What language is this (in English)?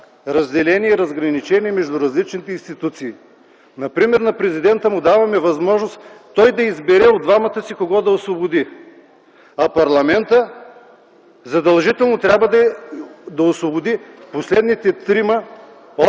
Bulgarian